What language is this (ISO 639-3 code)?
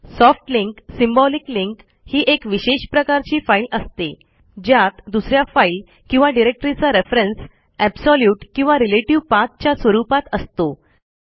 mar